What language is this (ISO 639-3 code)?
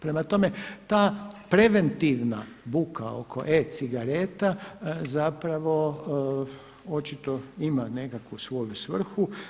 hrv